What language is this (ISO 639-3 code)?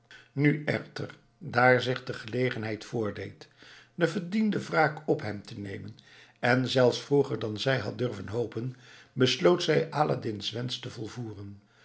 nld